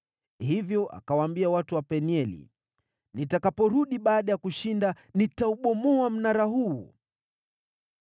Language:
Swahili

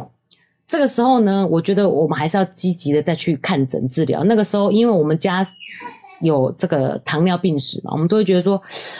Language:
Chinese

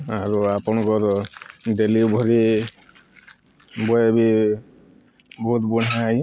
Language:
Odia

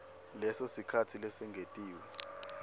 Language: Swati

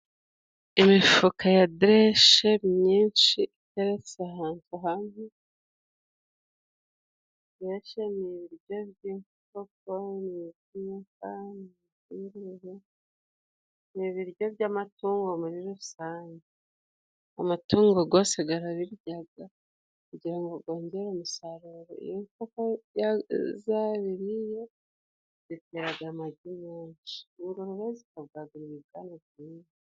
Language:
Kinyarwanda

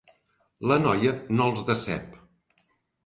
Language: Catalan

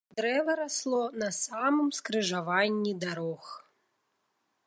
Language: Belarusian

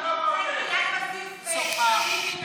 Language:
Hebrew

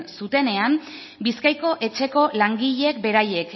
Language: Basque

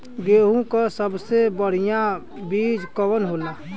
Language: Bhojpuri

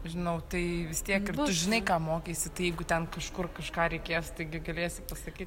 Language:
Lithuanian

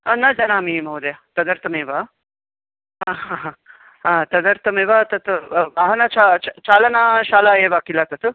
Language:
Sanskrit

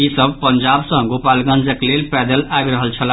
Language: Maithili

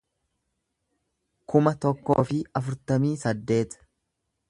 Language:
Oromo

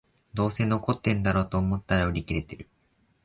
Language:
Japanese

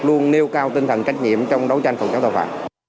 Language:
Vietnamese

